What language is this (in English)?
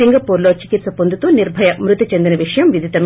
Telugu